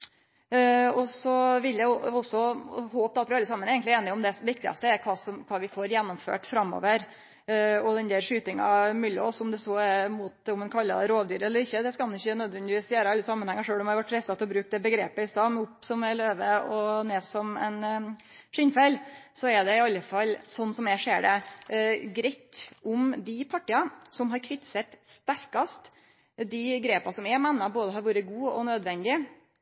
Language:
Norwegian Nynorsk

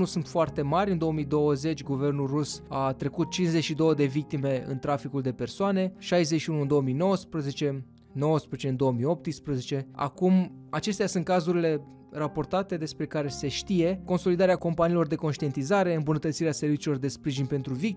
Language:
Romanian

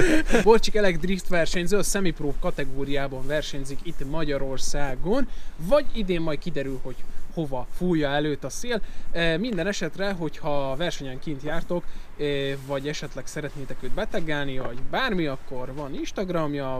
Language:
Hungarian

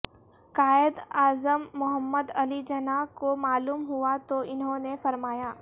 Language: Urdu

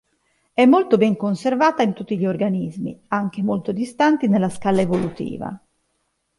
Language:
Italian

